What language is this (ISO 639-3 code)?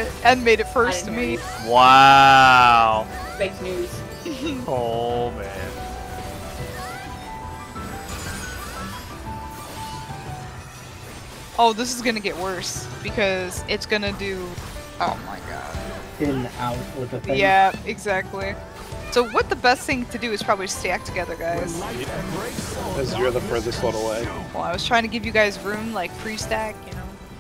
eng